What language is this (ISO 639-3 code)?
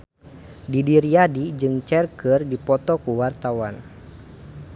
sun